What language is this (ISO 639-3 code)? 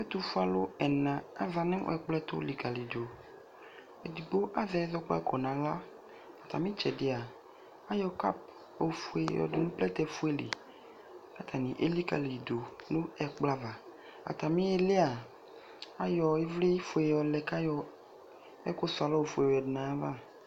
kpo